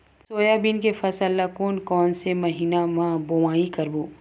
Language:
Chhattisgarhi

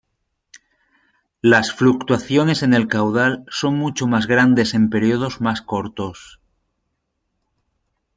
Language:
Spanish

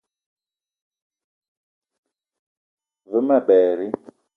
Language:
Eton (Cameroon)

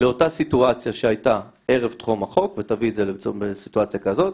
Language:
Hebrew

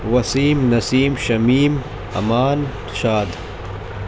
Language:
Urdu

